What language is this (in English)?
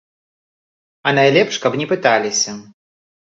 Belarusian